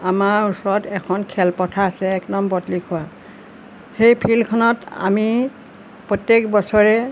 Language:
Assamese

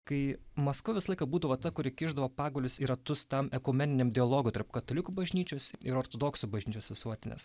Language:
Lithuanian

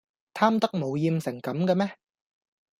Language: Cantonese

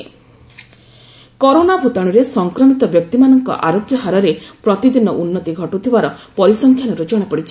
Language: Odia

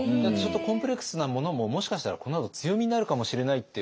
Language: Japanese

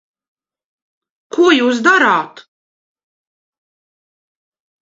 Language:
Latvian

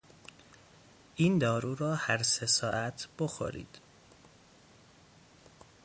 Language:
Persian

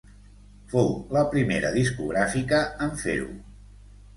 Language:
Catalan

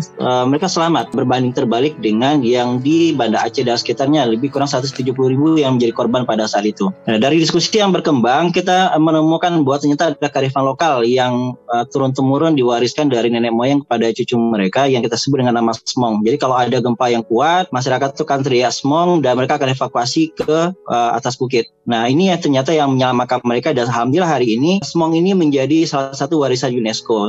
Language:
Indonesian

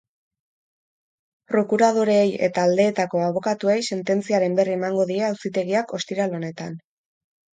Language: Basque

